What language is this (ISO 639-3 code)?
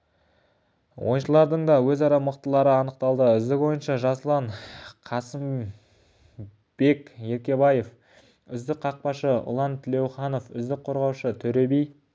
kaz